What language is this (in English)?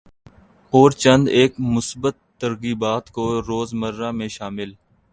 Urdu